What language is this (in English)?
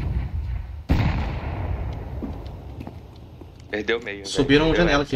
Portuguese